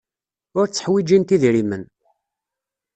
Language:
Kabyle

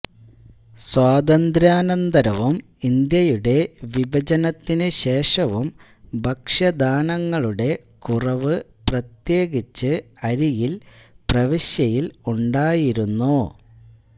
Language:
Malayalam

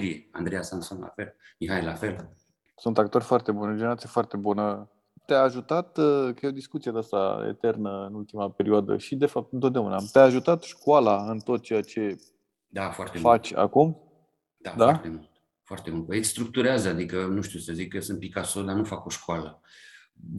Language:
Romanian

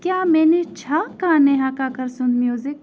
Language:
Kashmiri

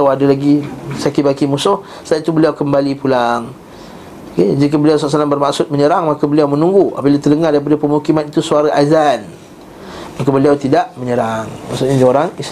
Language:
Malay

